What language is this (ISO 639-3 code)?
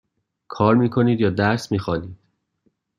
fas